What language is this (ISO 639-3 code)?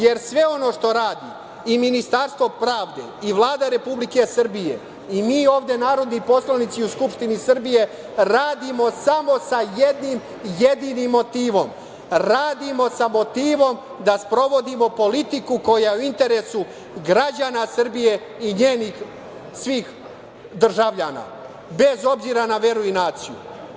srp